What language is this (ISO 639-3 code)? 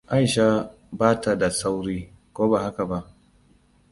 hau